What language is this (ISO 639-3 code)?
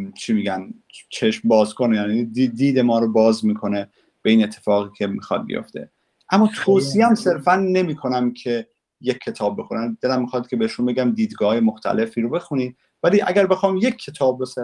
fas